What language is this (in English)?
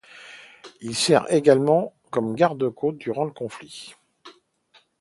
French